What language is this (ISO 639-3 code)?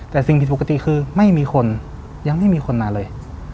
tha